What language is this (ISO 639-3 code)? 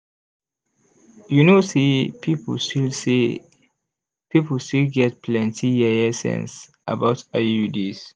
pcm